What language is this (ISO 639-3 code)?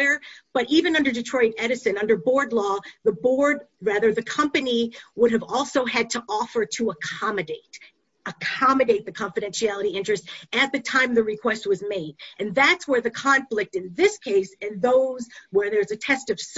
eng